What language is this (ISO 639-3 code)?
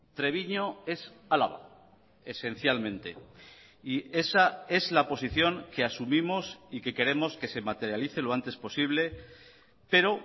spa